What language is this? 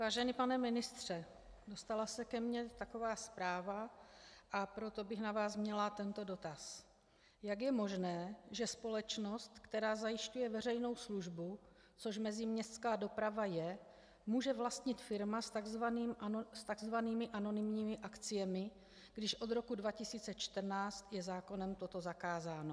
Czech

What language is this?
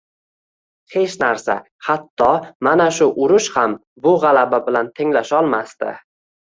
Uzbek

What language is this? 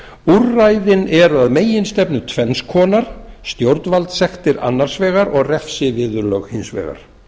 Icelandic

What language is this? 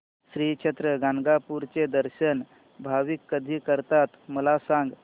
Marathi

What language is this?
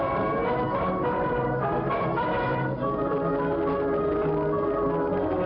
Thai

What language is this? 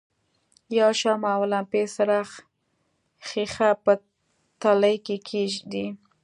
Pashto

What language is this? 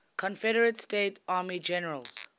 English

